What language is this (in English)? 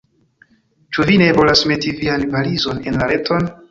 Esperanto